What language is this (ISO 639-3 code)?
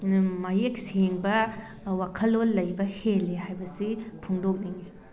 mni